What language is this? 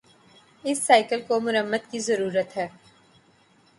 Urdu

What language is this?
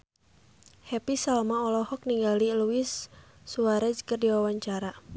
Sundanese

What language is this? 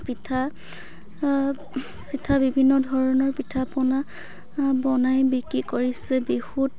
Assamese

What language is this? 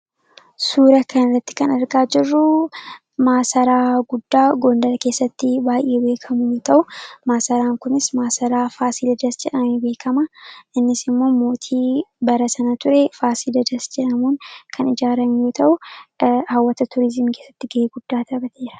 Oromo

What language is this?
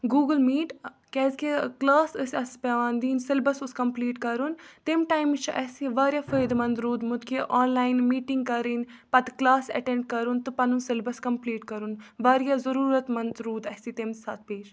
Kashmiri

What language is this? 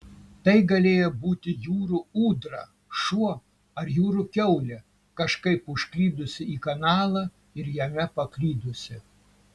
Lithuanian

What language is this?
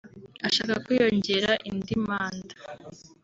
Kinyarwanda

